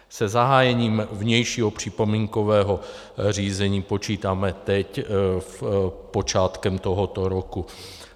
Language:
Czech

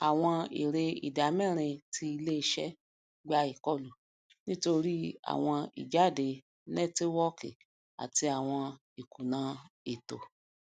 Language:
Yoruba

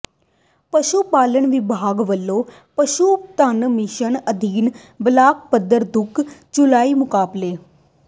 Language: Punjabi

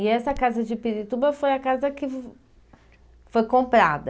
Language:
Portuguese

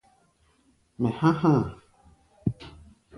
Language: Gbaya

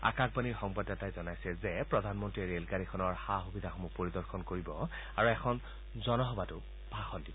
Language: Assamese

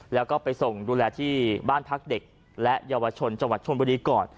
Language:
Thai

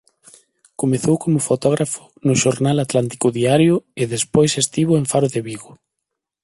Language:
Galician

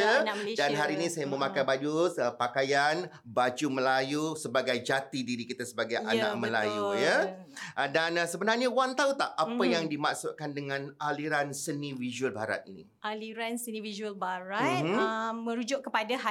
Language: Malay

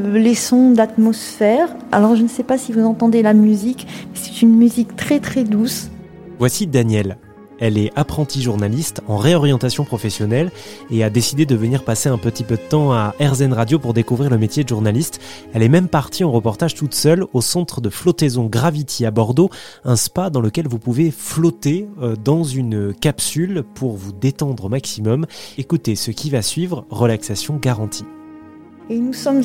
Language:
French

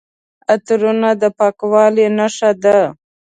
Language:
Pashto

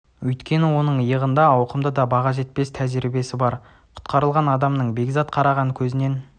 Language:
Kazakh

